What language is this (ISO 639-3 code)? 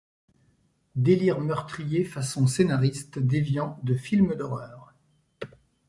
fra